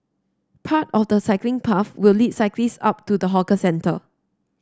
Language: English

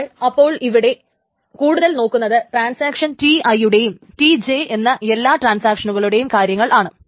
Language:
Malayalam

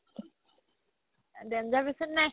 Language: Assamese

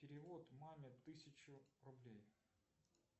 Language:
Russian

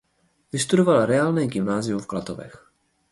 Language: Czech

